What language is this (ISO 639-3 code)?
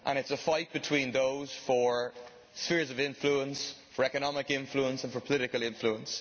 eng